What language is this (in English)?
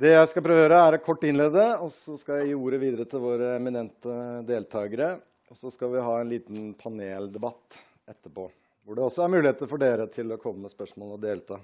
Norwegian